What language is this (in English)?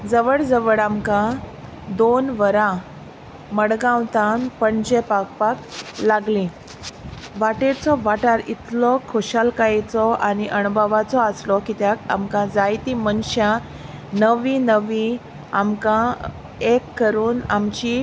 Konkani